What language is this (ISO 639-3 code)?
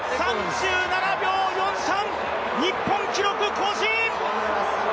jpn